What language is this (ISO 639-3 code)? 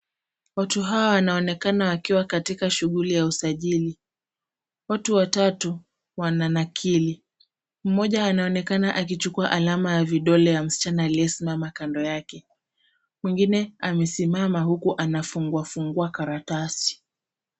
swa